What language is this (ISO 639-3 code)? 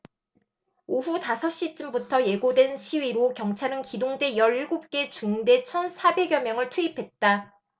kor